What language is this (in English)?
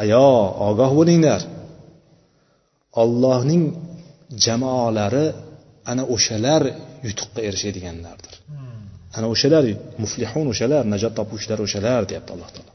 Bulgarian